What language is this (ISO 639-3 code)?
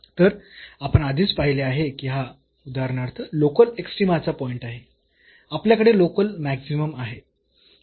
mar